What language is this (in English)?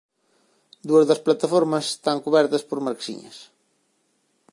Galician